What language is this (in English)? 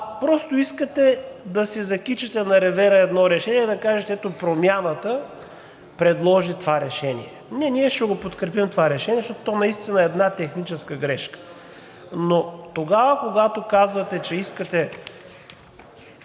Bulgarian